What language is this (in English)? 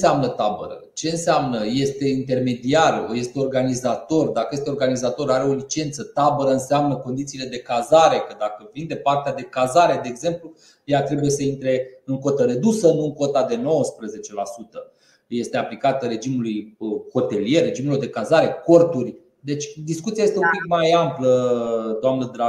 Romanian